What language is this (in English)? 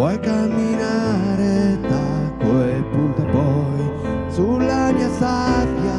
Italian